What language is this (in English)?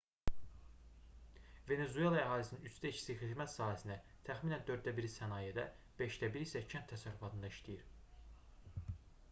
Azerbaijani